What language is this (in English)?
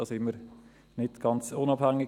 Swiss German